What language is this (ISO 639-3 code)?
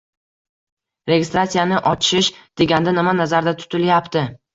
uzb